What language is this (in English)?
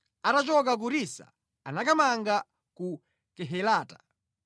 Nyanja